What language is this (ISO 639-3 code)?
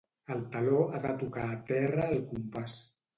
cat